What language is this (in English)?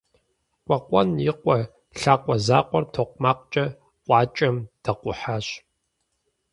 Kabardian